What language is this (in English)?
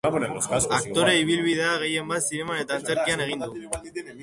Basque